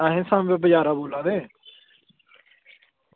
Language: Dogri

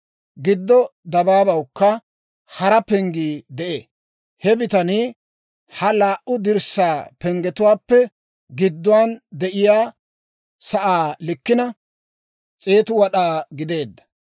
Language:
Dawro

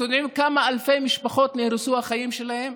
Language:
Hebrew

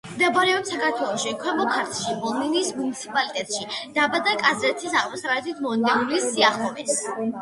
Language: Georgian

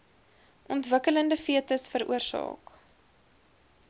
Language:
Afrikaans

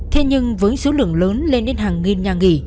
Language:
Vietnamese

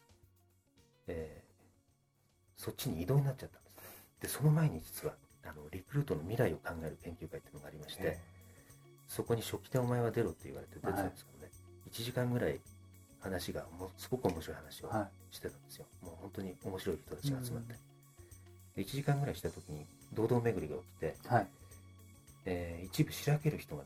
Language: Japanese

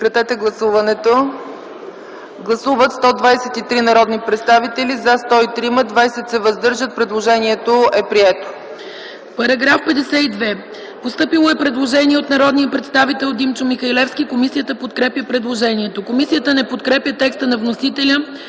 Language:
Bulgarian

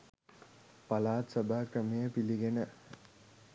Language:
Sinhala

